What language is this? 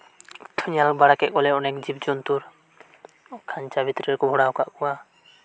Santali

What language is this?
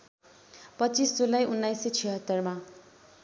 Nepali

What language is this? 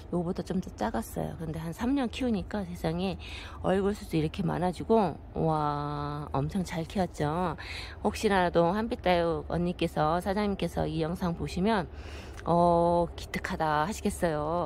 Korean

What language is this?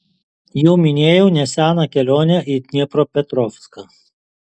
Lithuanian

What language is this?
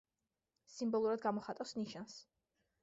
Georgian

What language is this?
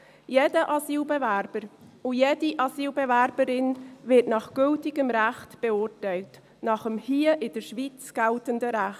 Swiss German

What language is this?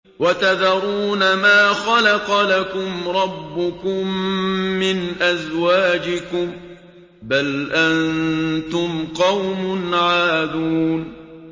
Arabic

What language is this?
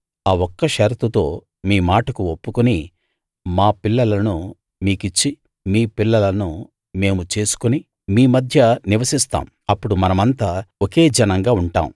Telugu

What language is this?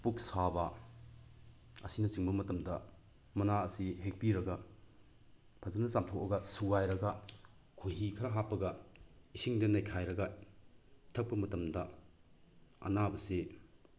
Manipuri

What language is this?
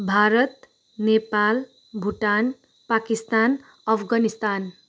Nepali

